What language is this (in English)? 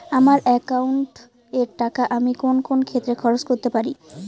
Bangla